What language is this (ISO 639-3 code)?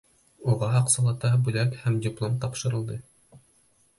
bak